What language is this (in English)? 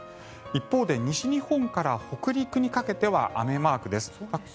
Japanese